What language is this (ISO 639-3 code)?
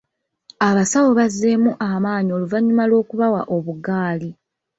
lug